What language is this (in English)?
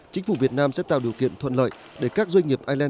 Vietnamese